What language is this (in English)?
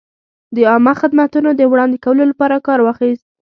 Pashto